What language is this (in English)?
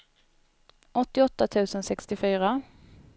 Swedish